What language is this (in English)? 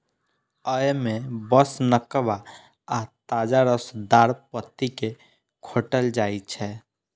Maithili